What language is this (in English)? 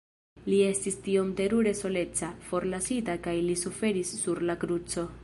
Esperanto